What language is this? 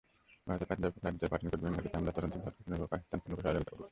Bangla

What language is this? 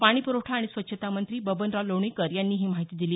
Marathi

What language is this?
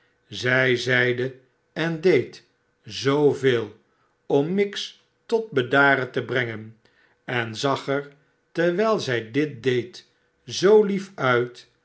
Dutch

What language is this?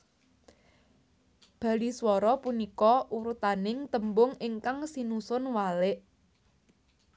Javanese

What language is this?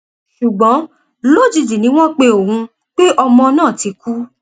Yoruba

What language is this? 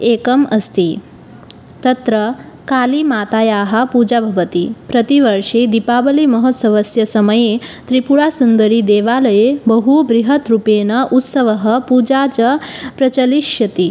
Sanskrit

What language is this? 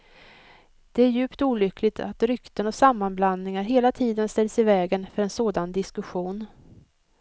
Swedish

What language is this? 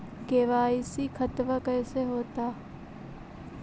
Magahi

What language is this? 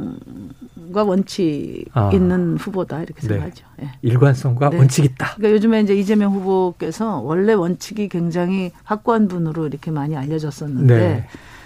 Korean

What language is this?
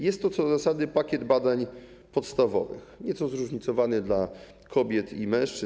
Polish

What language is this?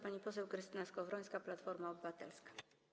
Polish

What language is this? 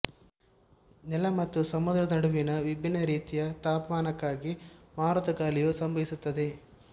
Kannada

